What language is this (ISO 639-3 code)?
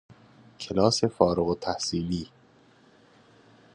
fas